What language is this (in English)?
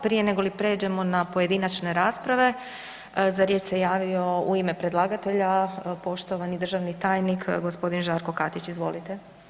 Croatian